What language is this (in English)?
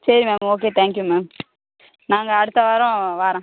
Tamil